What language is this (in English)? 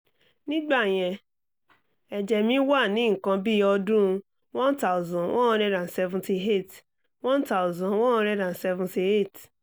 Yoruba